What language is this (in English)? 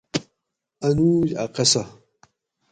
Gawri